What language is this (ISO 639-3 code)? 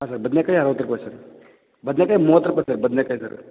kan